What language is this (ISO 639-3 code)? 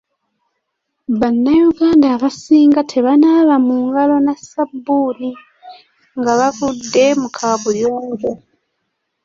lug